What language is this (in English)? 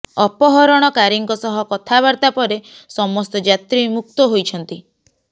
Odia